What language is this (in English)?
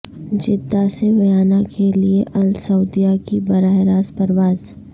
Urdu